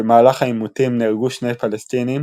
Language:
Hebrew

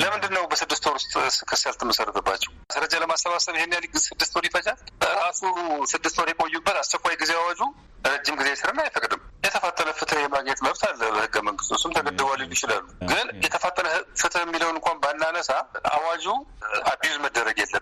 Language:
Amharic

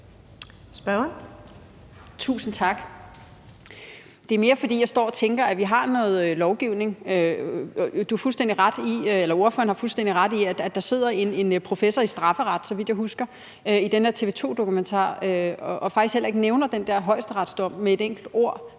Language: Danish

